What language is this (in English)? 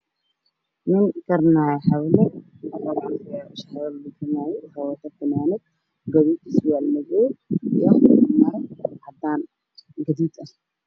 Somali